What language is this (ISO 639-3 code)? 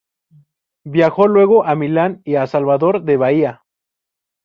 spa